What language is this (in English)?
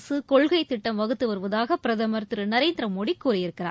Tamil